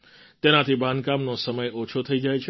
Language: Gujarati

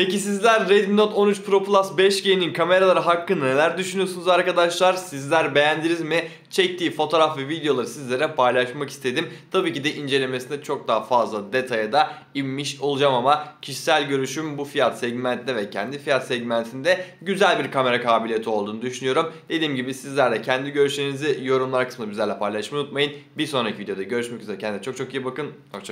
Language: Turkish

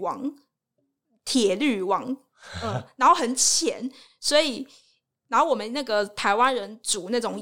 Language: Chinese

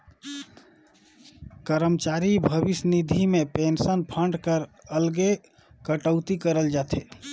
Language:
Chhattisgarhi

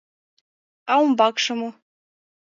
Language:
Mari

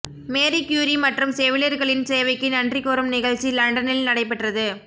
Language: Tamil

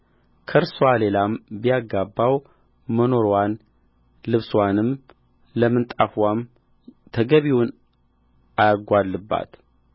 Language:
Amharic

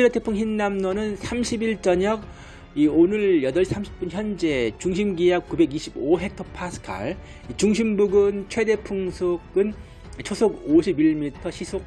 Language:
Korean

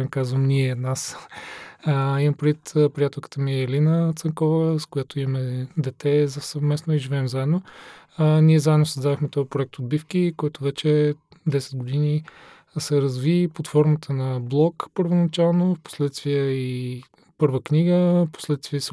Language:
Bulgarian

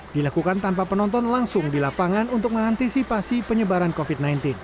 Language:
Indonesian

